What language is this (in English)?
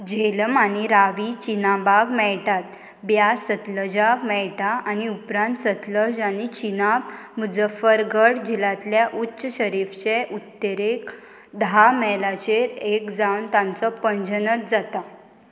Konkani